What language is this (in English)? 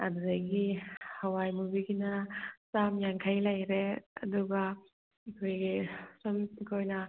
Manipuri